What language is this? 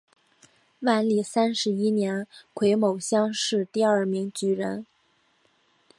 Chinese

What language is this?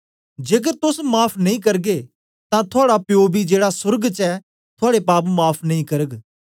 Dogri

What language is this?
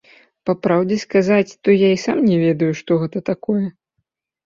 Belarusian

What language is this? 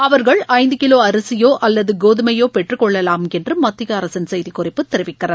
Tamil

